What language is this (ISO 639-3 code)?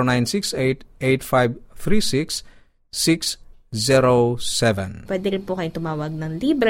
fil